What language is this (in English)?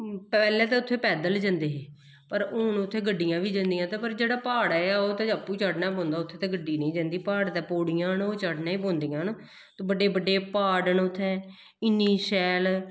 Dogri